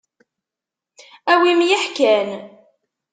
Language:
Kabyle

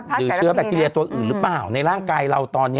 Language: Thai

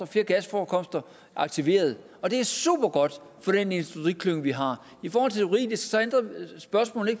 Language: Danish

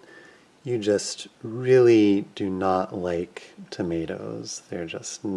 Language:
English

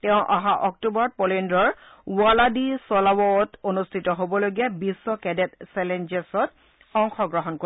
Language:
Assamese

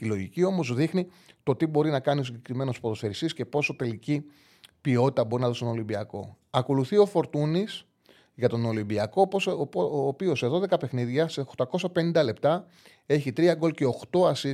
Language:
Greek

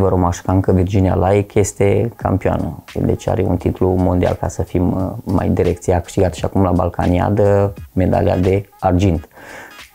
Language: Romanian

